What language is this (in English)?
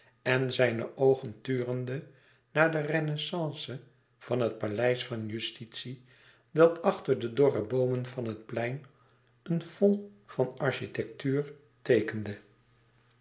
Dutch